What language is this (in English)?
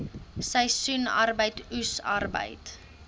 Afrikaans